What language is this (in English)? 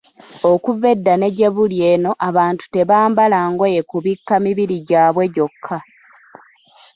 Ganda